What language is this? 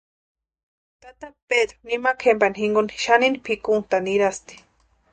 Western Highland Purepecha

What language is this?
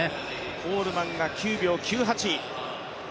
Japanese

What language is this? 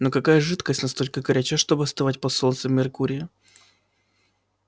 Russian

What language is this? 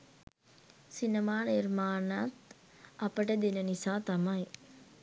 Sinhala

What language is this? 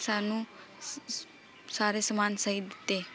Punjabi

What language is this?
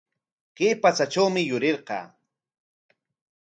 Corongo Ancash Quechua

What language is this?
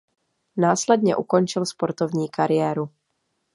Czech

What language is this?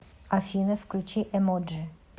Russian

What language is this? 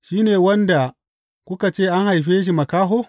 Hausa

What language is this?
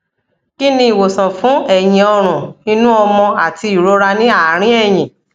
Yoruba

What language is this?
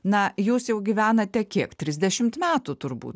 Lithuanian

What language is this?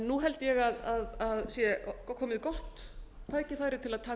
Icelandic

